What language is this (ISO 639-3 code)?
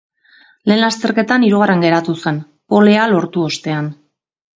eus